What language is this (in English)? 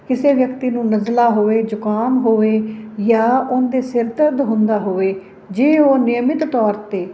Punjabi